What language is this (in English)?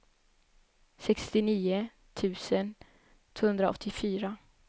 Swedish